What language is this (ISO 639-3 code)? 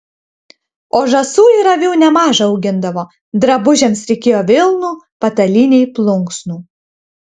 lit